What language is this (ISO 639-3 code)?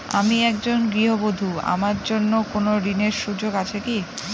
ben